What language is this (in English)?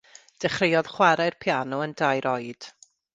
Welsh